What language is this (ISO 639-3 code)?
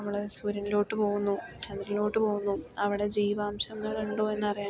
mal